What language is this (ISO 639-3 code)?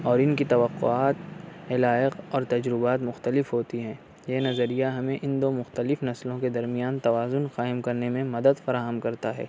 urd